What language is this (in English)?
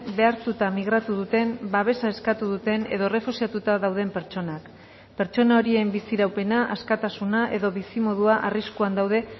Basque